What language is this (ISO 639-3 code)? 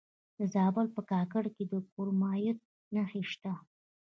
pus